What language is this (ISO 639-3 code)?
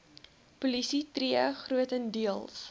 afr